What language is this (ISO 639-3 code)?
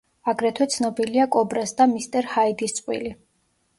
kat